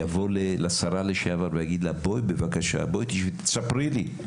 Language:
Hebrew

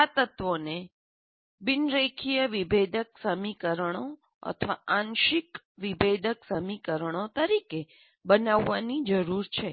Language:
Gujarati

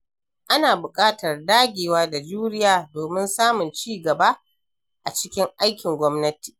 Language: Hausa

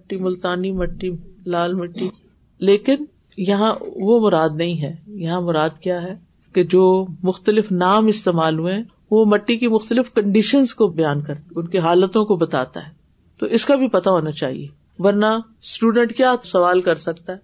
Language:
Urdu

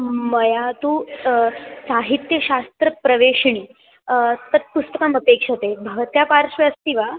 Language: Sanskrit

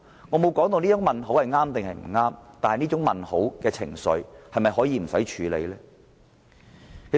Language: Cantonese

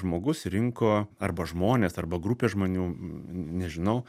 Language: Lithuanian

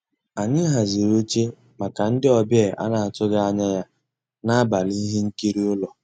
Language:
Igbo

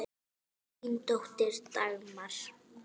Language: Icelandic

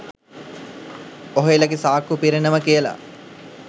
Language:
Sinhala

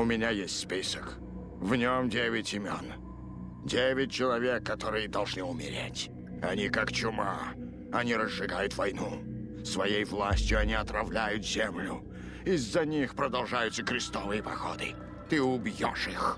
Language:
Russian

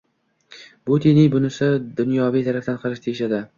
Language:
Uzbek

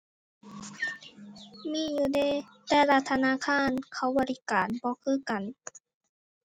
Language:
Thai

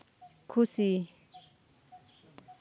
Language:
Santali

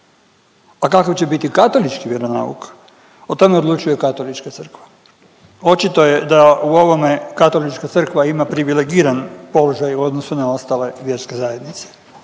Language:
Croatian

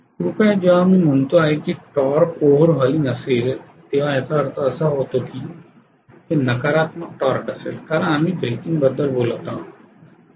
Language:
Marathi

